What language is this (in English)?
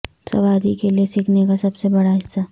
Urdu